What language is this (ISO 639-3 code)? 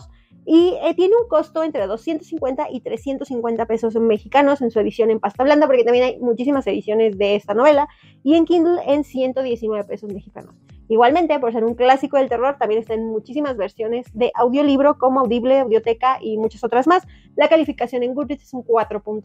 spa